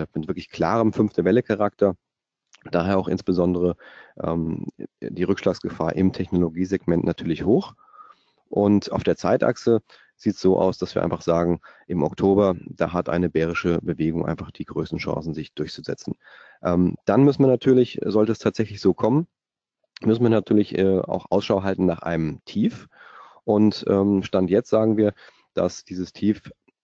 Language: German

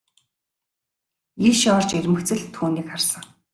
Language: Mongolian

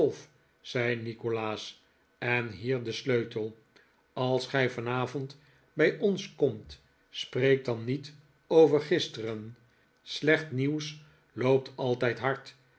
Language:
Dutch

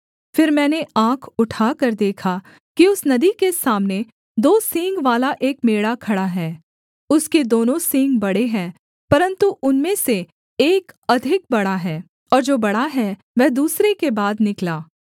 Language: Hindi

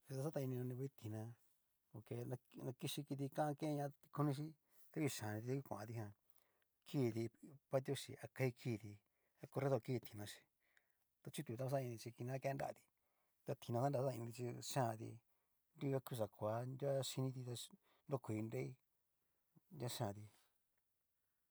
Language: Cacaloxtepec Mixtec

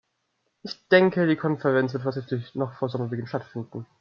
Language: German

